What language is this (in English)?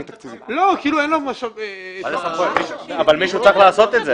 Hebrew